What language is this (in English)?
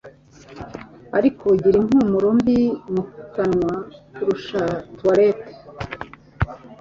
Kinyarwanda